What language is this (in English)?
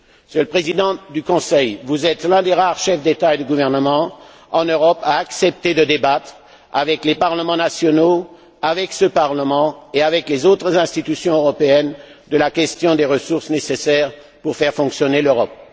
French